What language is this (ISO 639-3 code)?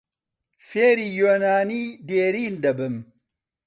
ckb